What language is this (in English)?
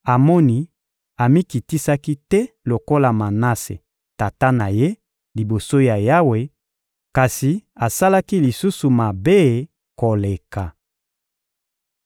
Lingala